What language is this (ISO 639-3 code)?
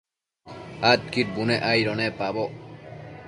mcf